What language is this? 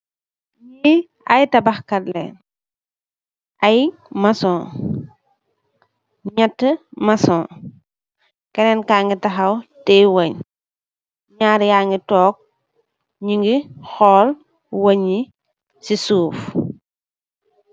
Wolof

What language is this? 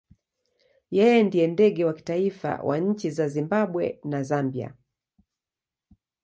Swahili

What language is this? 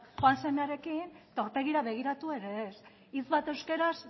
Basque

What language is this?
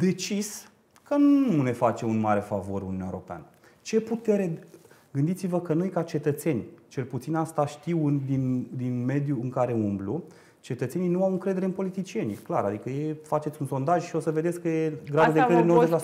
Romanian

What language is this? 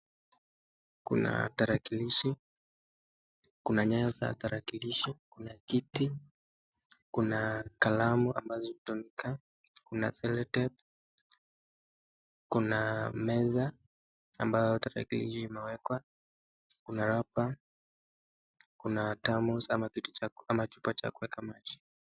Swahili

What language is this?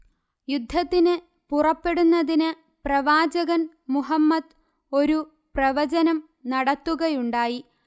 Malayalam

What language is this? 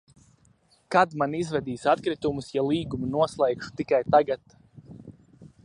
Latvian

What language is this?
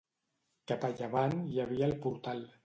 Catalan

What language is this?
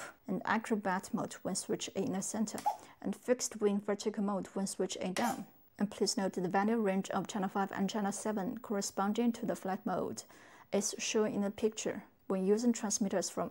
English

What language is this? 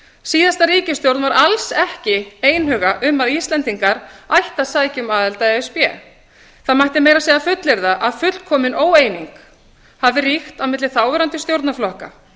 Icelandic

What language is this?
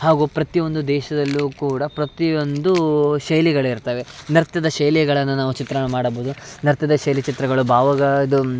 Kannada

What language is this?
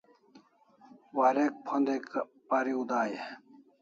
Kalasha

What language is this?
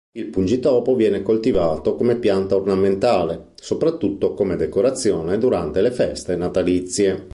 Italian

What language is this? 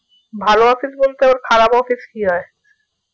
Bangla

